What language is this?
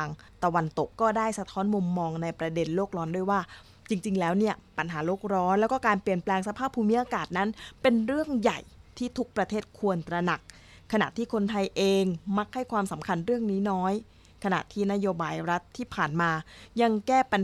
Thai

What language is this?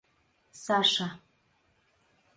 Mari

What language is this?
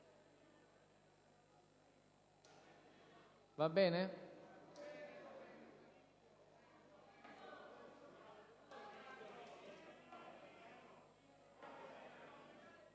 Italian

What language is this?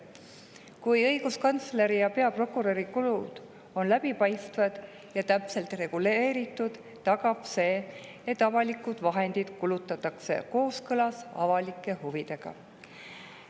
Estonian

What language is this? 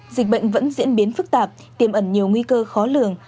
Vietnamese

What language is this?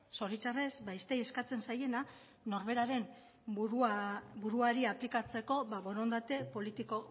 Basque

